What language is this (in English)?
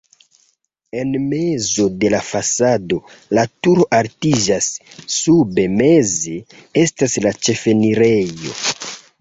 Esperanto